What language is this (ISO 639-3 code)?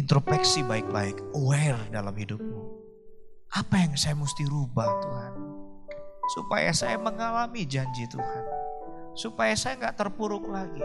ind